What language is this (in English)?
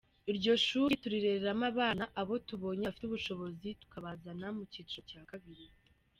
Kinyarwanda